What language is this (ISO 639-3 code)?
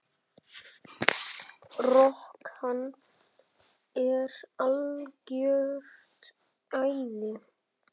isl